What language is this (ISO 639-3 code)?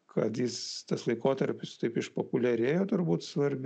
lit